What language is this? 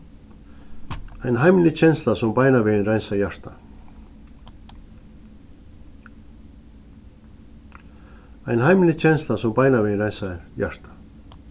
Faroese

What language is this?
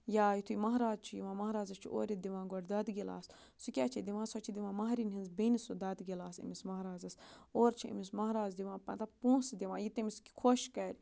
Kashmiri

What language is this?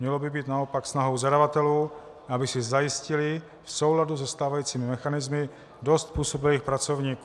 Czech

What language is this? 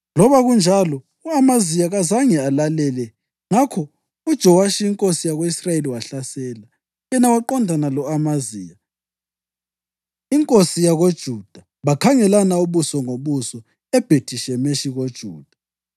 North Ndebele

